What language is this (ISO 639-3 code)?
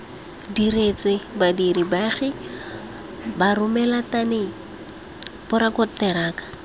tsn